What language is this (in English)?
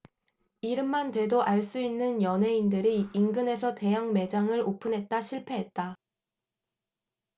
Korean